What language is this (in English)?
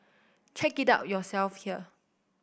English